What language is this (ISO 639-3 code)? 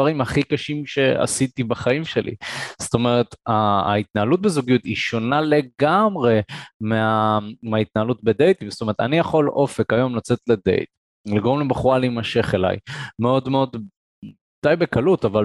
heb